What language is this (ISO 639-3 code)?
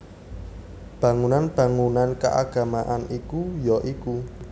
jav